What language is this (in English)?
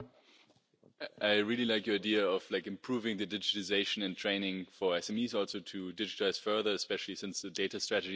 English